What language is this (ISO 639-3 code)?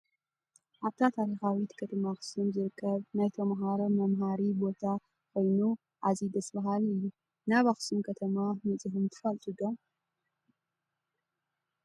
tir